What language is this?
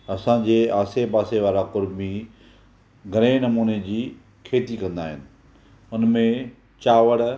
Sindhi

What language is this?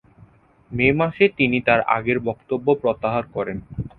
Bangla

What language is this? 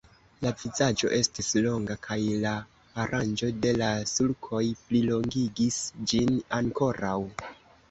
Esperanto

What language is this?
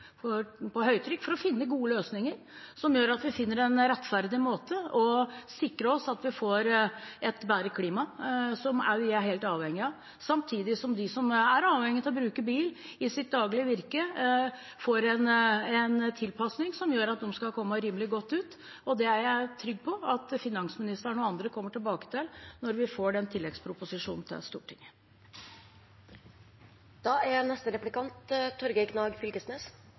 Norwegian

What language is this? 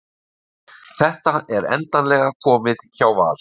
Icelandic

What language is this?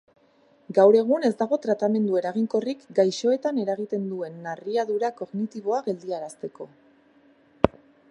Basque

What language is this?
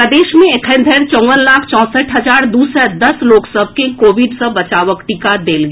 Maithili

